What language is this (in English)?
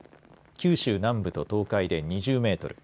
Japanese